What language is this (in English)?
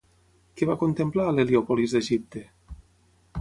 Catalan